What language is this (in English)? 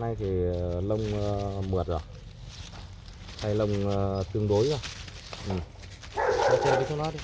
Vietnamese